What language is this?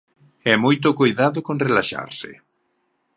Galician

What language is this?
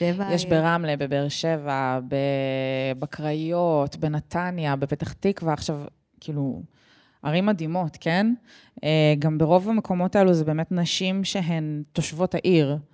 Hebrew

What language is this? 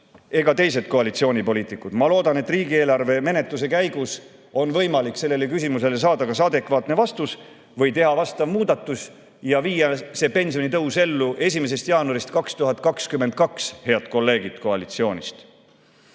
Estonian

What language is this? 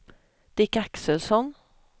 Swedish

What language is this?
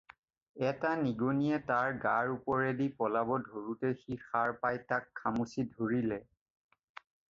Assamese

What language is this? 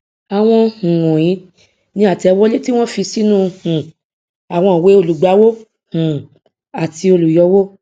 Yoruba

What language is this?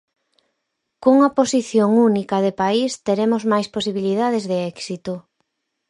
Galician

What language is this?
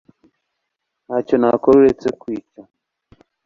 Kinyarwanda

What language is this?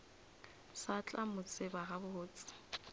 Northern Sotho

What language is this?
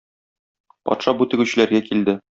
Tatar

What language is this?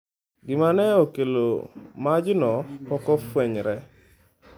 Luo (Kenya and Tanzania)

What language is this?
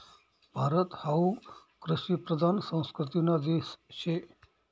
Marathi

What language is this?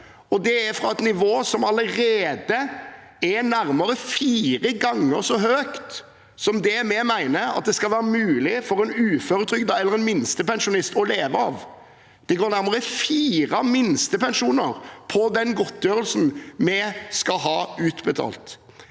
Norwegian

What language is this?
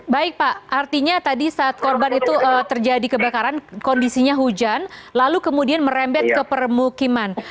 Indonesian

